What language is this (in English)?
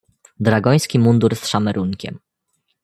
Polish